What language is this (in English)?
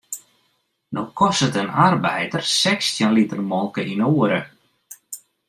Western Frisian